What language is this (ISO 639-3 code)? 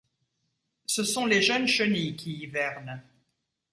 fra